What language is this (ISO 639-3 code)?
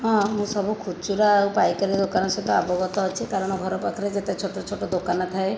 ori